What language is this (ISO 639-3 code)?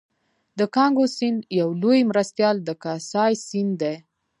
pus